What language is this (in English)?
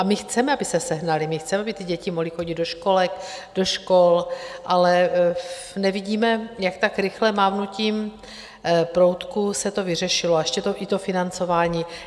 Czech